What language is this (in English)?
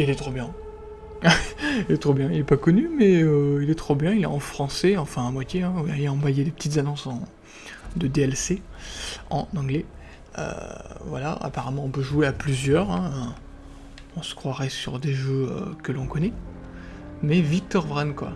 French